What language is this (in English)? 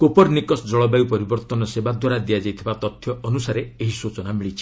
Odia